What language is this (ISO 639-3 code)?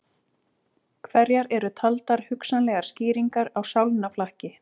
isl